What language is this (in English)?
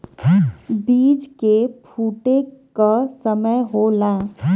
Bhojpuri